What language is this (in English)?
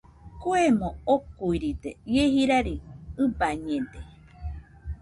Nüpode Huitoto